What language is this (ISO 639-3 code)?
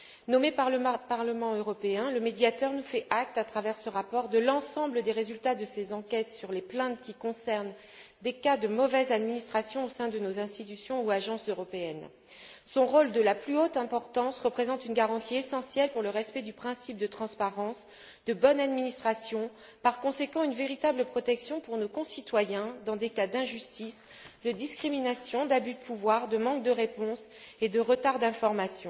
fra